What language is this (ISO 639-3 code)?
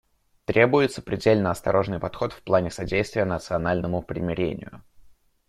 rus